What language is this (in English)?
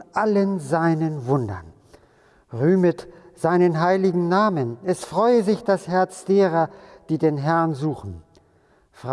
German